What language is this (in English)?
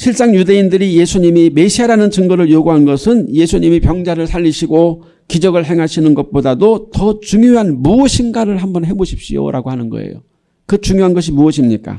Korean